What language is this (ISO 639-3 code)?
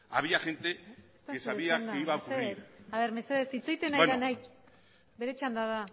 eus